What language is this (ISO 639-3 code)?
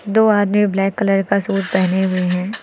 hin